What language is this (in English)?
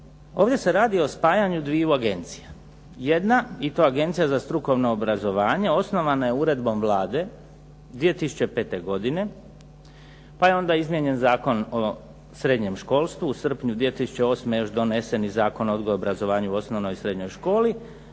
Croatian